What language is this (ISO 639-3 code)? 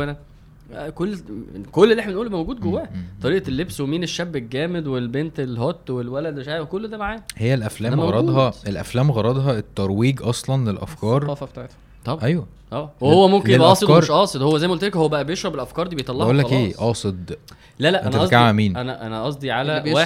ara